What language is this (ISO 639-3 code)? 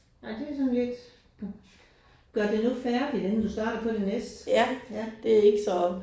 dan